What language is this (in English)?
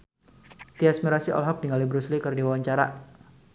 Sundanese